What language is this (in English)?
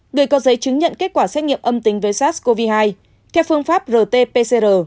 Vietnamese